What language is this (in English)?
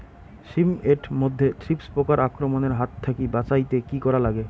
Bangla